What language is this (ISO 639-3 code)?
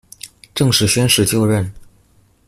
zho